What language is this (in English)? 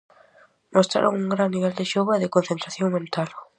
Galician